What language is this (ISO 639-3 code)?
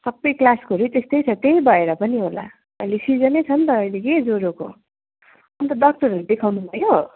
nep